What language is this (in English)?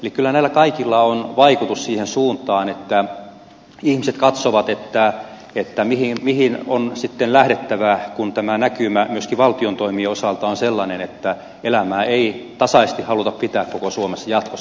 Finnish